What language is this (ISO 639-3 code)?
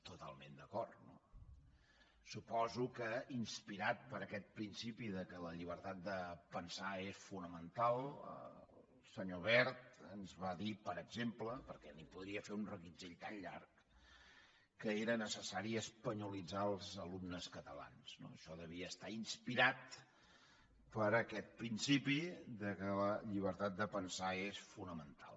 cat